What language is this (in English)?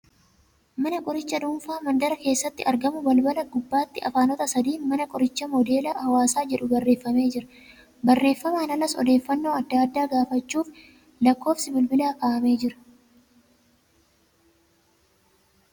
Oromo